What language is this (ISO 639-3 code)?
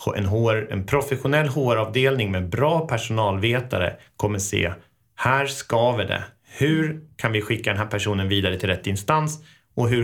swe